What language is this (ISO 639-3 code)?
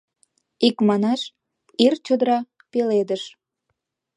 chm